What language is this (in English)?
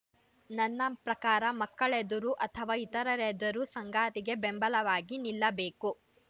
Kannada